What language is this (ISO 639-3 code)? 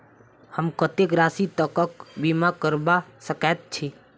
mai